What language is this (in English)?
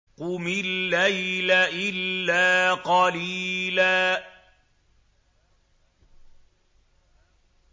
Arabic